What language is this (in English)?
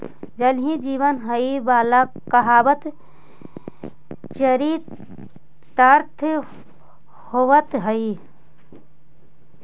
Magahi